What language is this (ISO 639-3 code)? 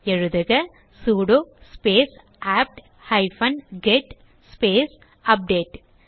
tam